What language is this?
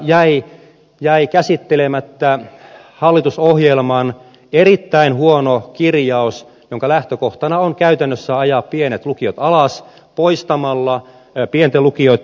Finnish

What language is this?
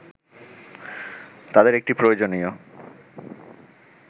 Bangla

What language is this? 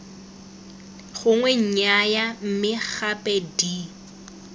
Tswana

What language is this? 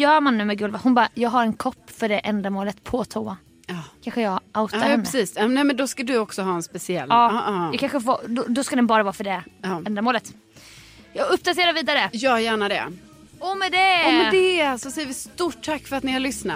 Swedish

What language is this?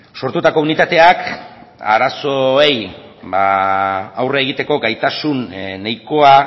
Basque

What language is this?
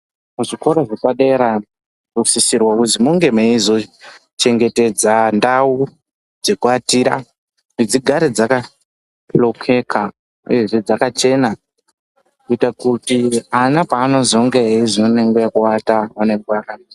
Ndau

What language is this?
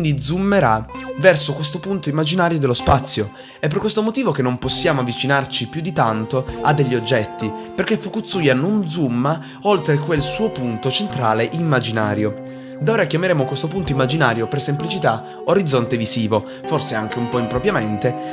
Italian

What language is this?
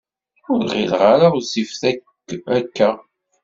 Kabyle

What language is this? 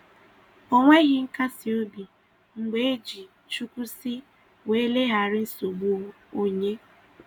Igbo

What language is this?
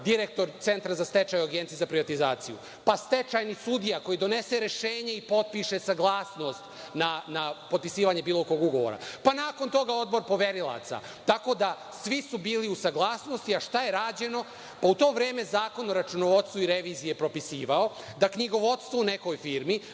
Serbian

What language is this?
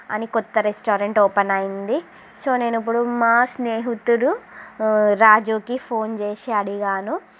Telugu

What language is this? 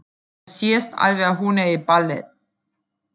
Icelandic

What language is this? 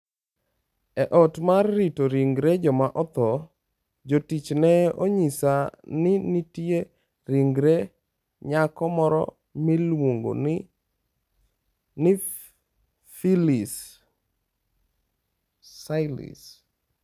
Luo (Kenya and Tanzania)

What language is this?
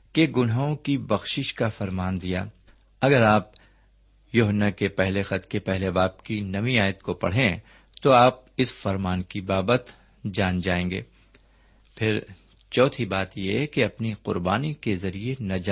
Urdu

